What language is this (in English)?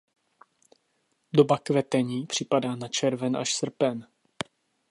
Czech